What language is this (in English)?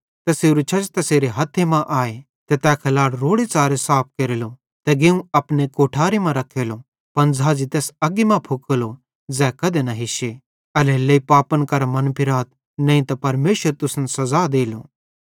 Bhadrawahi